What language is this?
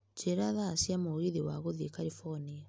Kikuyu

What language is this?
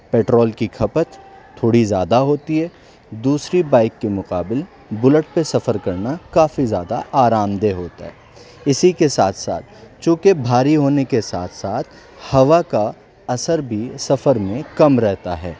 Urdu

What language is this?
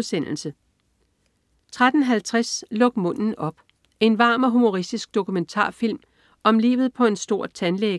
Danish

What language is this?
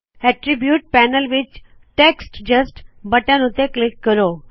Punjabi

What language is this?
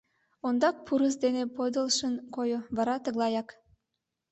Mari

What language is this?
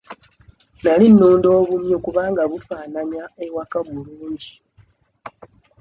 Ganda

